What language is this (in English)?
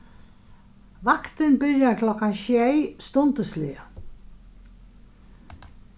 Faroese